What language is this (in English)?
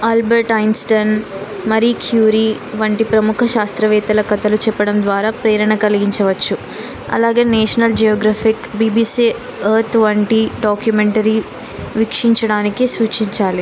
Telugu